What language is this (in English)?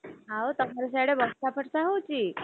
Odia